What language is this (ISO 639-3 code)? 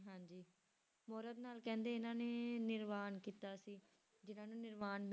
pan